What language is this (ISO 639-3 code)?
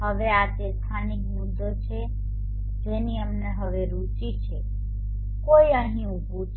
guj